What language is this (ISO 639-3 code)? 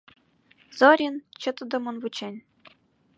chm